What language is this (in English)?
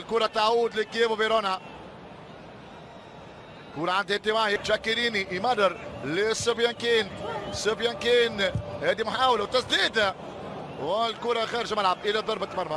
Arabic